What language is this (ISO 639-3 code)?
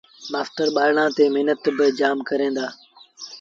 sbn